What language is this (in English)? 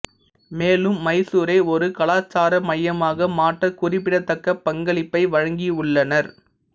Tamil